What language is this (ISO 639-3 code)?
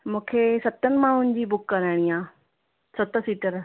snd